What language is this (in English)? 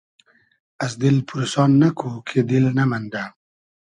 Hazaragi